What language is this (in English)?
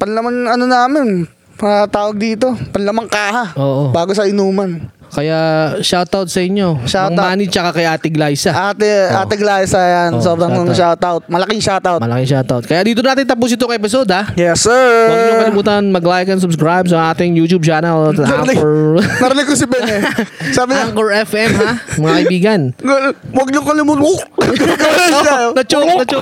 Filipino